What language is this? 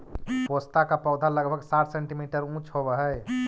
Magahi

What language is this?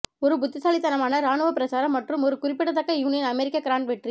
Tamil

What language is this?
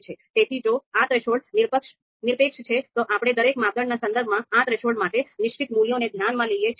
Gujarati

